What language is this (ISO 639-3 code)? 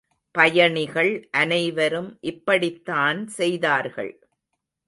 tam